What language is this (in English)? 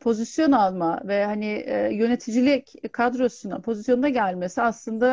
Turkish